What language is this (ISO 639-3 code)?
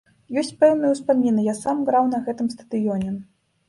bel